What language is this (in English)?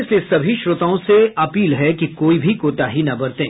Hindi